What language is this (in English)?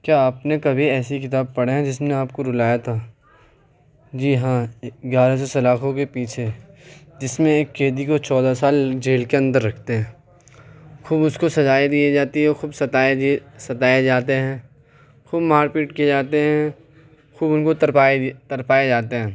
Urdu